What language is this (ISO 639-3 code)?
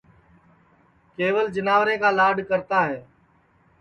ssi